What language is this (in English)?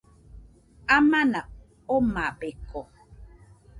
Nüpode Huitoto